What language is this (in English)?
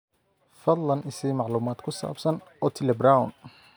Somali